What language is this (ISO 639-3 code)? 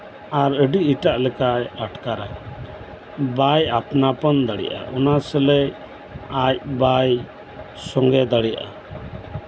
sat